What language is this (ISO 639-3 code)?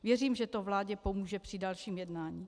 ces